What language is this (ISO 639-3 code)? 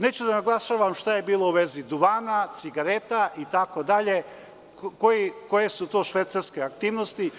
srp